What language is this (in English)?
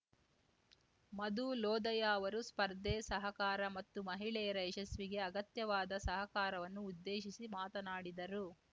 Kannada